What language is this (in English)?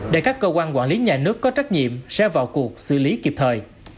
Vietnamese